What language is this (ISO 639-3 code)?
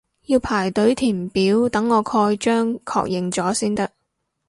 yue